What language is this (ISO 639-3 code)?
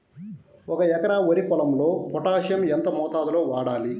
tel